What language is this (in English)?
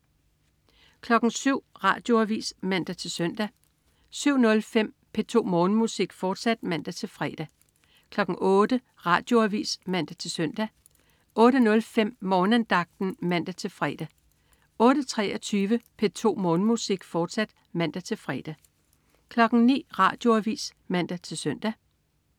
Danish